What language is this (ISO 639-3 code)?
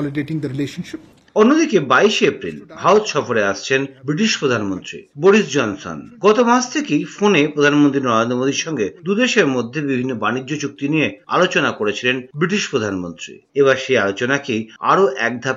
ben